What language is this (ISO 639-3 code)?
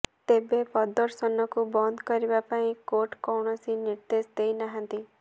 ori